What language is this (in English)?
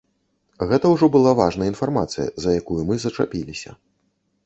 Belarusian